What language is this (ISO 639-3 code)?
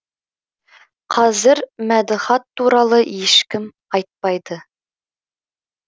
kaz